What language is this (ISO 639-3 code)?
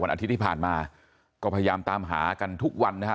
tha